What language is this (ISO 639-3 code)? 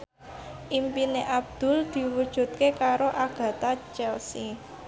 jav